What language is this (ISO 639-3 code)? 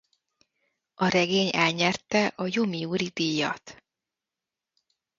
hun